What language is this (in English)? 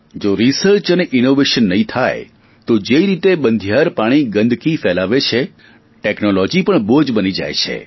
Gujarati